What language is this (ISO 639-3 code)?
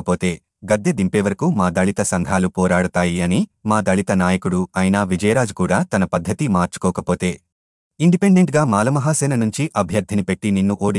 tel